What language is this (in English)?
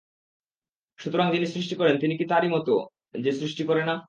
Bangla